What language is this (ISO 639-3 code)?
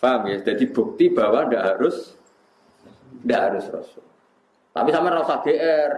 ind